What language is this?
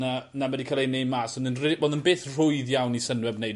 Welsh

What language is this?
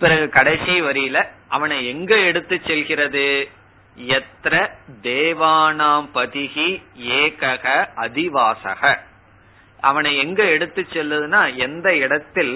Tamil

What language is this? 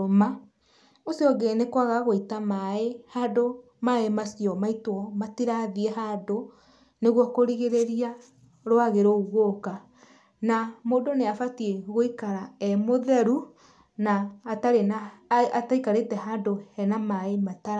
Kikuyu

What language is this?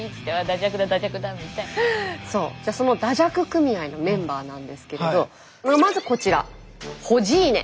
Japanese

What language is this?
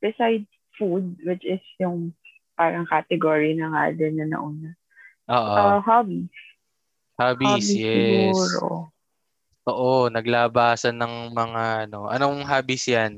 Filipino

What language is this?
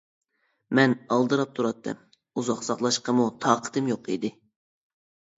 Uyghur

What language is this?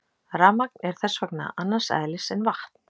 Icelandic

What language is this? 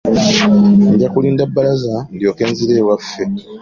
Ganda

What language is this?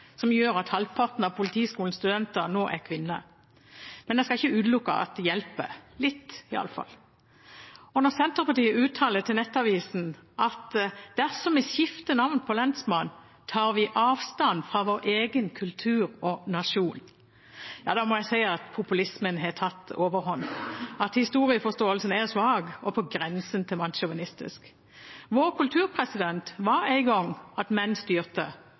Norwegian Bokmål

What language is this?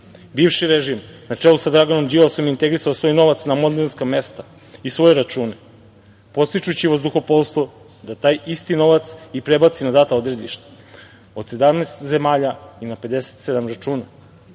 Serbian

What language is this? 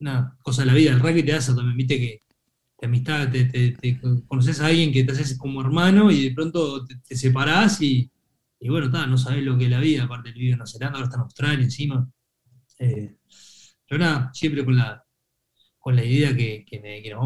Spanish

